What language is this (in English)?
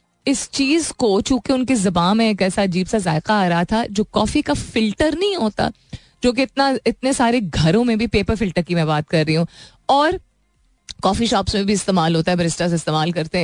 Hindi